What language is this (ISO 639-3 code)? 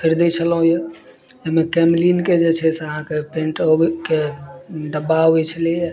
mai